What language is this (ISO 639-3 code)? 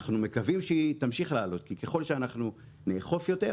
heb